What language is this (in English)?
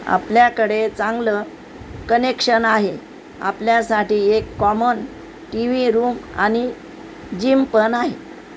Marathi